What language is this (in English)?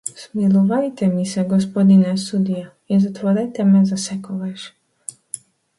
Macedonian